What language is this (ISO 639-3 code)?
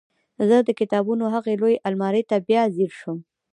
pus